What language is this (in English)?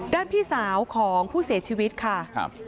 Thai